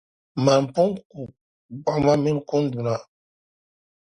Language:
Dagbani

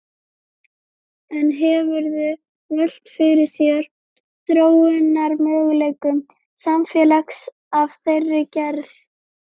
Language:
Icelandic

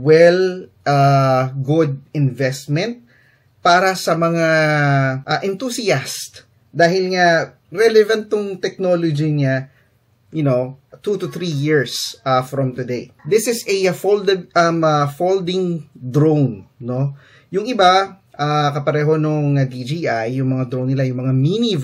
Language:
Filipino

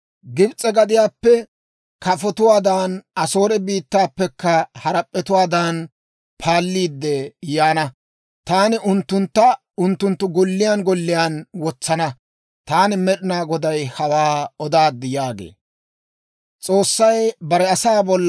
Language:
Dawro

